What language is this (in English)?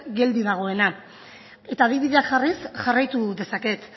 Basque